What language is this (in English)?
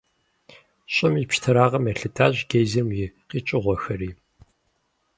Kabardian